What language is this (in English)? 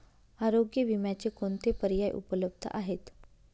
Marathi